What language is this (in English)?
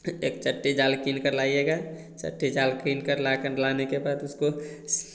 Hindi